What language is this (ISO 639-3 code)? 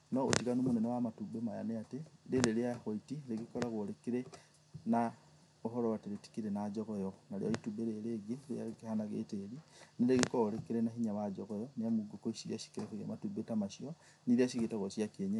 kik